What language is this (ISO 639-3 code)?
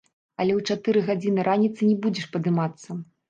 bel